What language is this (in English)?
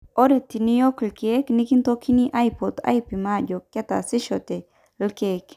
Masai